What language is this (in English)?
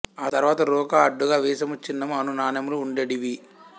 Telugu